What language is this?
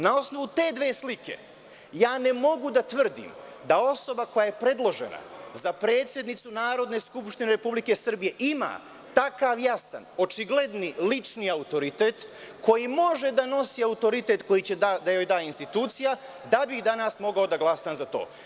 Serbian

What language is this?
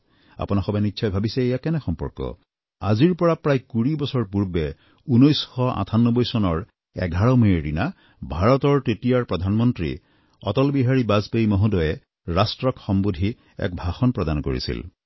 Assamese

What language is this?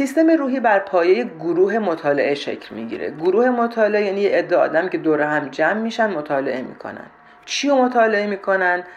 Persian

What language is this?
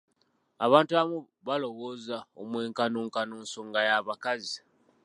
Ganda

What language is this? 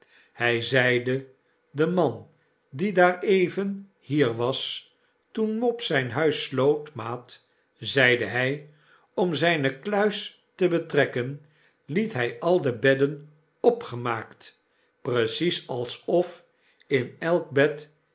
Dutch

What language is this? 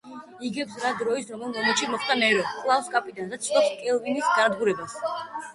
Georgian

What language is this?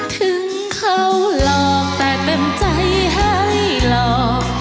Thai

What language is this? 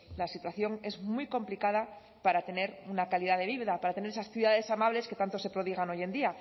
Spanish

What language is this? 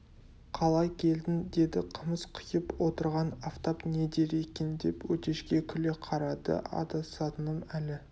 Kazakh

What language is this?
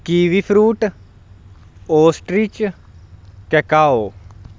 Punjabi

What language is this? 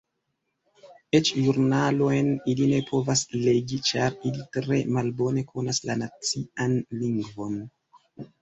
Esperanto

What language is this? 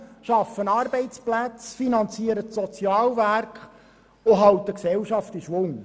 Swiss German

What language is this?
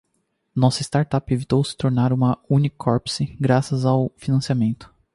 Portuguese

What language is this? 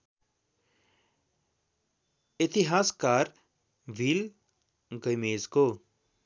Nepali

